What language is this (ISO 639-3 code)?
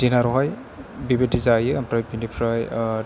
brx